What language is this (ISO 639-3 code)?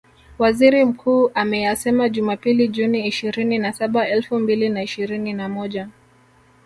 swa